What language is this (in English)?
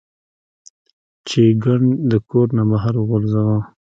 Pashto